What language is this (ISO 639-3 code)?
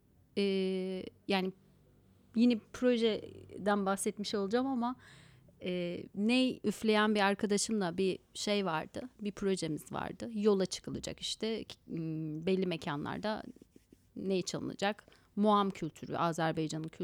tur